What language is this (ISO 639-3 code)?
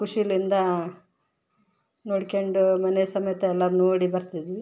kan